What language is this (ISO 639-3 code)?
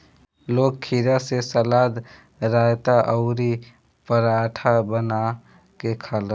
bho